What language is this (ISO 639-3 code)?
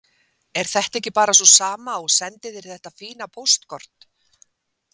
isl